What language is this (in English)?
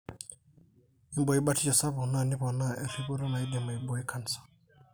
Masai